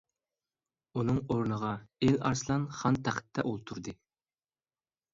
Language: Uyghur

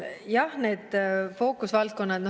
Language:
Estonian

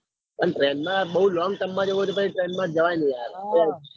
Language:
Gujarati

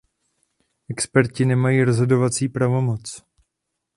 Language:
Czech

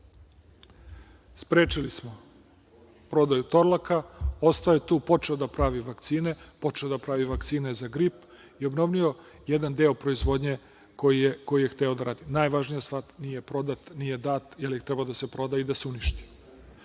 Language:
Serbian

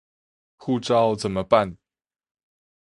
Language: Chinese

